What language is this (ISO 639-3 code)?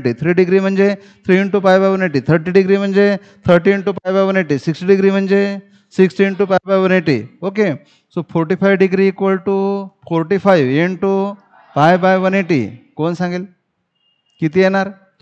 mar